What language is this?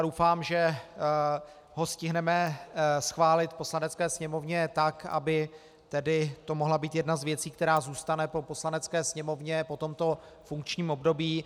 Czech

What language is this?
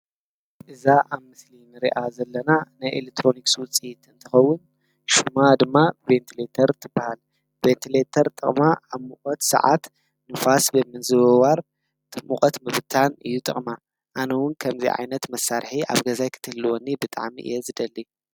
Tigrinya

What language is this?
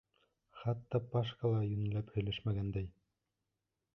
Bashkir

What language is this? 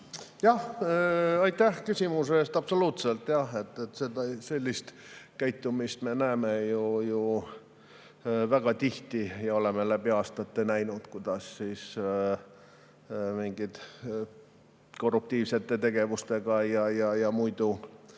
Estonian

